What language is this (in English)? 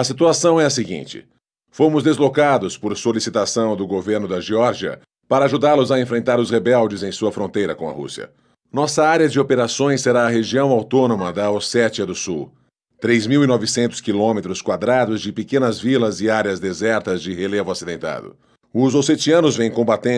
Portuguese